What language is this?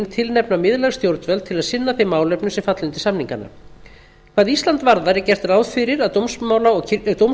Icelandic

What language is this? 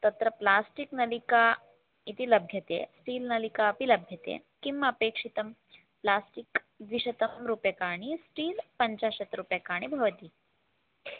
Sanskrit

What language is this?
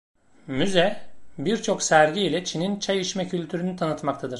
Turkish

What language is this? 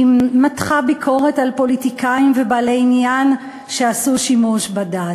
Hebrew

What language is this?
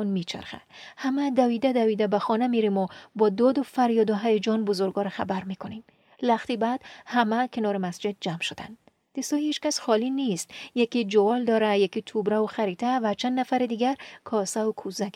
Persian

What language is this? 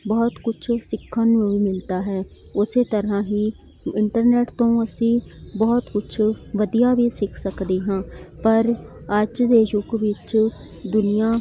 Punjabi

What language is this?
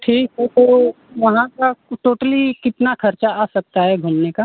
Hindi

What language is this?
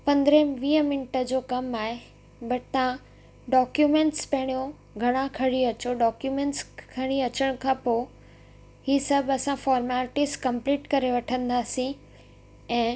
Sindhi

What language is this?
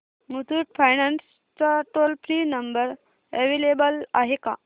Marathi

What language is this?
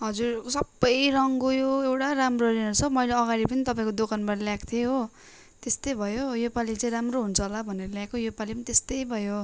Nepali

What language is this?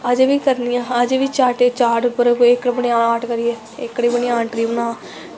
Dogri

